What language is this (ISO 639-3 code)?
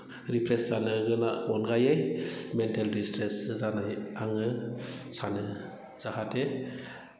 brx